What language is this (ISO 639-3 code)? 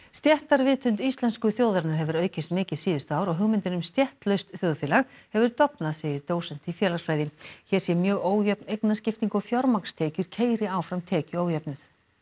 isl